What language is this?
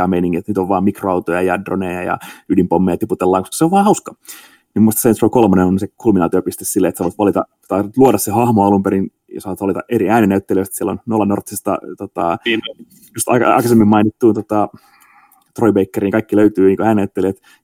Finnish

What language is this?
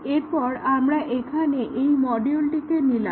Bangla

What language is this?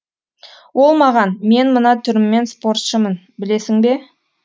Kazakh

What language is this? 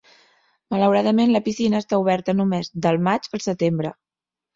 Catalan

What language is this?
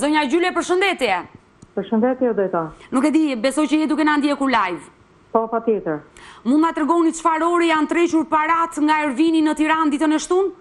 Romanian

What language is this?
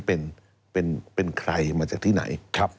Thai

